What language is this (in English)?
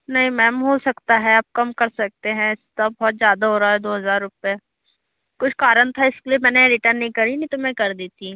Hindi